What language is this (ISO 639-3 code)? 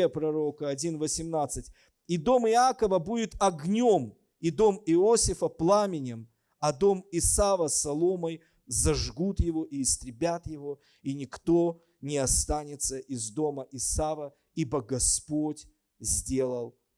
rus